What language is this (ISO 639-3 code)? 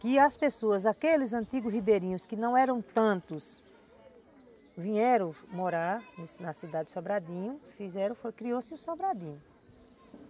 por